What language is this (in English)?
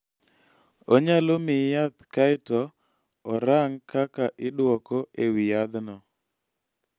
Luo (Kenya and Tanzania)